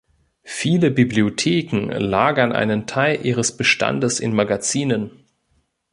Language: German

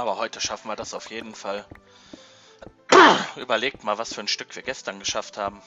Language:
German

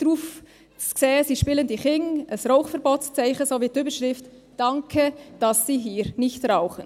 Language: Swiss German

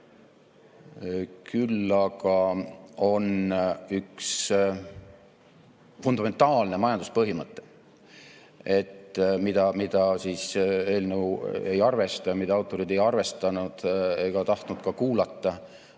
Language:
Estonian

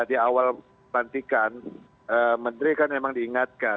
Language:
Indonesian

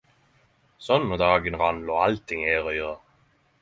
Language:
Norwegian Nynorsk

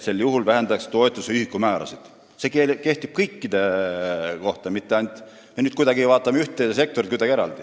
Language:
Estonian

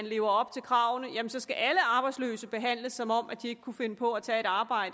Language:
Danish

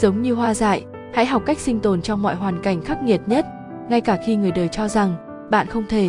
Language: Vietnamese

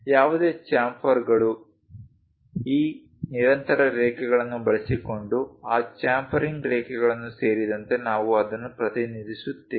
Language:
Kannada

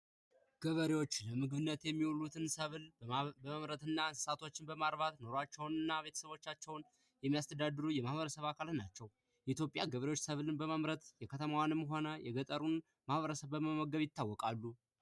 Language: Amharic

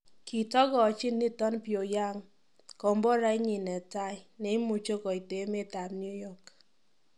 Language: Kalenjin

